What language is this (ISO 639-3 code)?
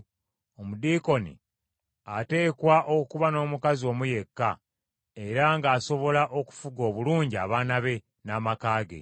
lug